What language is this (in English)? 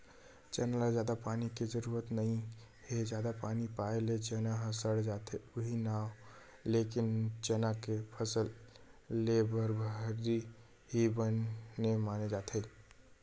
Chhattisgarhi